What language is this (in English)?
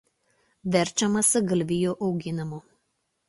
Lithuanian